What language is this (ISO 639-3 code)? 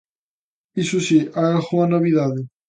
glg